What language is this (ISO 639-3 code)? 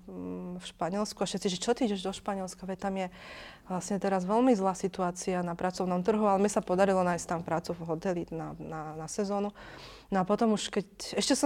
slk